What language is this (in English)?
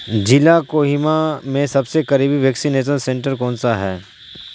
Urdu